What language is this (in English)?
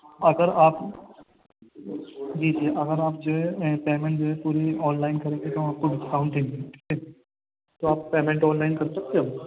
Urdu